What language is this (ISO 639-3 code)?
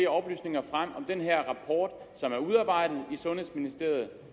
dan